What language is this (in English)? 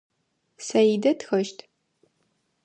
Adyghe